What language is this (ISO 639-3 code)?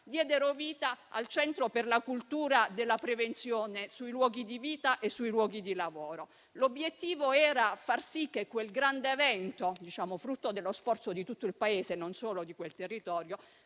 ita